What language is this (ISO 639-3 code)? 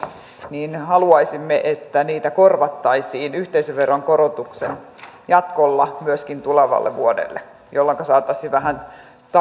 fin